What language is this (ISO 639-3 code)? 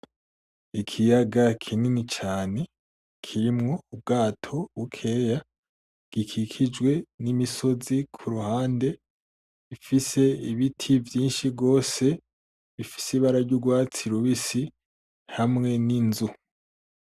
run